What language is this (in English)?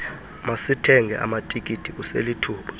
Xhosa